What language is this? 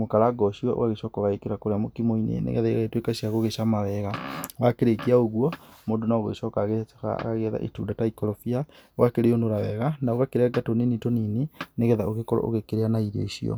Kikuyu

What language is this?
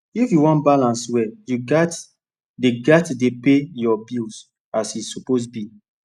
Nigerian Pidgin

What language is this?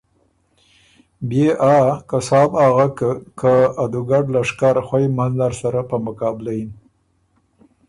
Ormuri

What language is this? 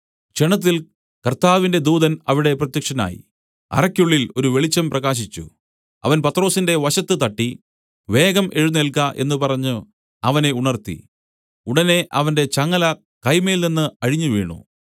Malayalam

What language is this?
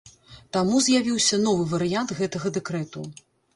Belarusian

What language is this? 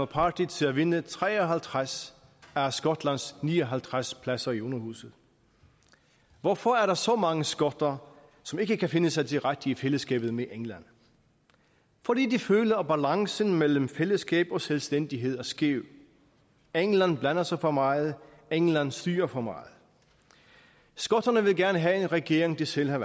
Danish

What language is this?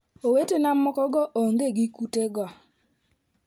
Luo (Kenya and Tanzania)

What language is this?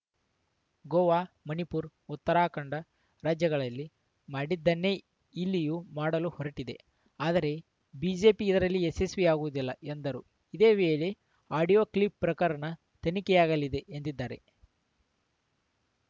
Kannada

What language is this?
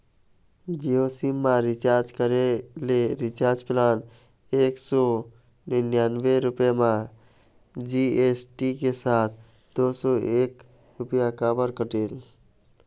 Chhattisgarhi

